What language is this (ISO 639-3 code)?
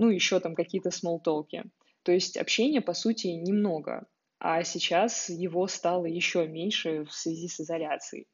rus